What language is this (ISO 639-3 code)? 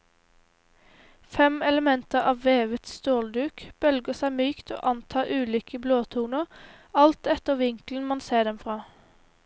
nor